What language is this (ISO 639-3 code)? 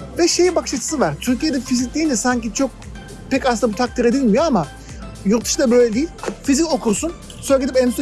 tur